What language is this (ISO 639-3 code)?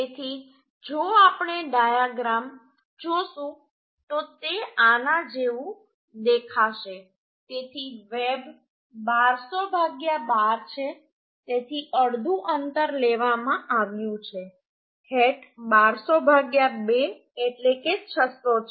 guj